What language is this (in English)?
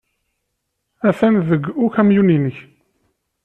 Kabyle